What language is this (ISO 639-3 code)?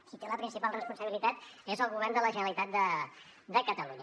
cat